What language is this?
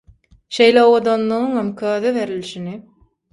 Turkmen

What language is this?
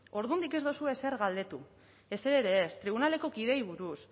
Basque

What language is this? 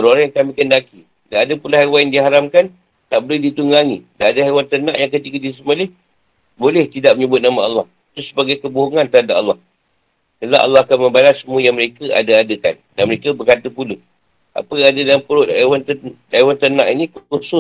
Malay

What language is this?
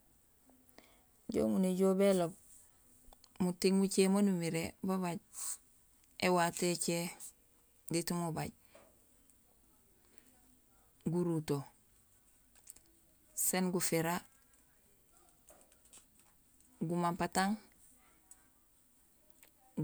Gusilay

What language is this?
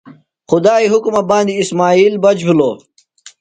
Phalura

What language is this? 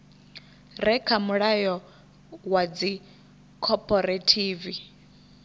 Venda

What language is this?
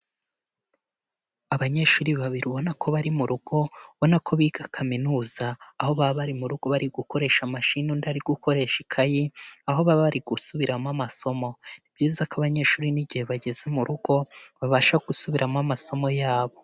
Kinyarwanda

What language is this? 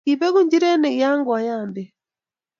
Kalenjin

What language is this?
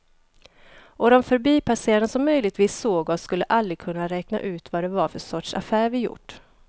Swedish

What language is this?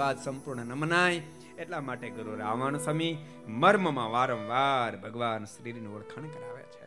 Gujarati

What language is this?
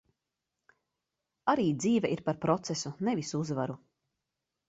Latvian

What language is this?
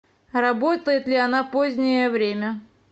Russian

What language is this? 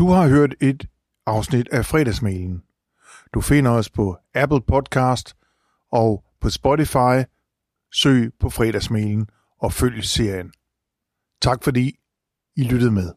Danish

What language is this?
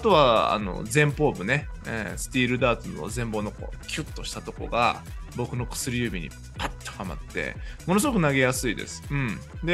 Japanese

